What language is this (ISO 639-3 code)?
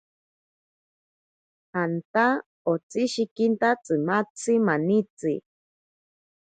prq